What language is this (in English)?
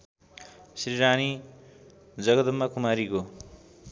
Nepali